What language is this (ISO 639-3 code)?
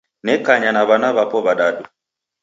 dav